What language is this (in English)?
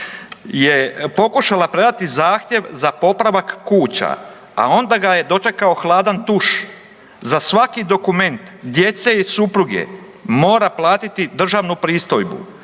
Croatian